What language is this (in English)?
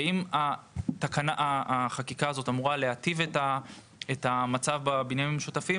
Hebrew